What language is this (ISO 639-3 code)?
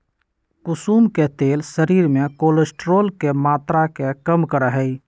mag